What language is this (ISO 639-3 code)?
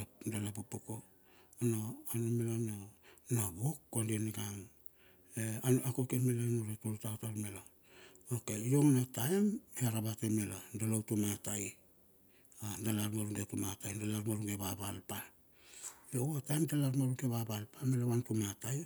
bxf